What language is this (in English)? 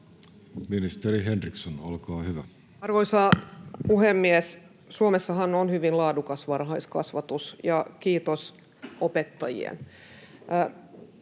Finnish